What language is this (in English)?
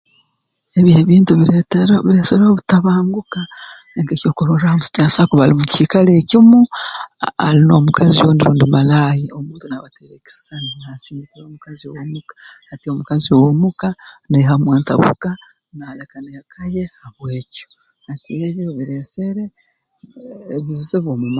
Tooro